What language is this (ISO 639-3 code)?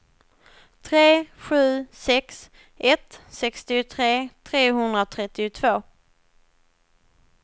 swe